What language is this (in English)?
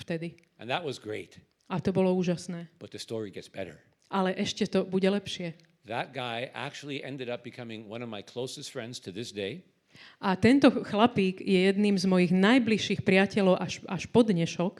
Slovak